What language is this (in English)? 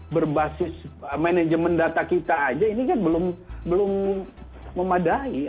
Indonesian